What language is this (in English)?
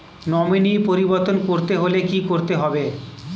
Bangla